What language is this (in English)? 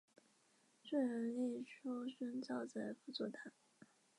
Chinese